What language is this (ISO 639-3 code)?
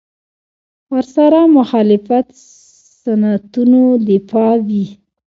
pus